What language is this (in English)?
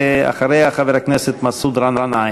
Hebrew